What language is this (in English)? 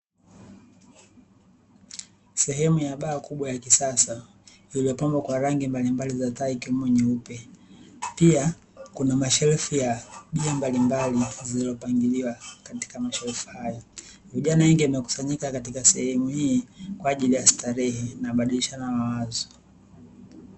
Swahili